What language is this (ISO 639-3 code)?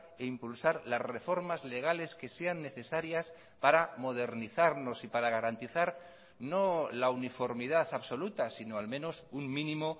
spa